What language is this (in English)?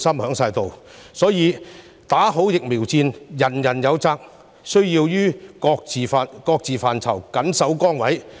Cantonese